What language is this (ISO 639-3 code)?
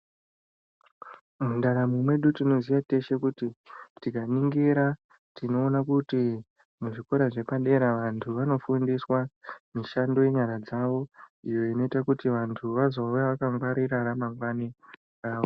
ndc